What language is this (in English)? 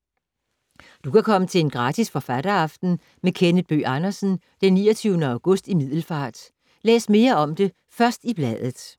Danish